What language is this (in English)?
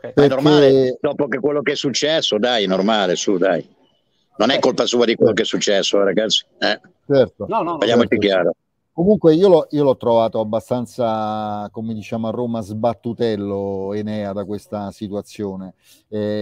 Italian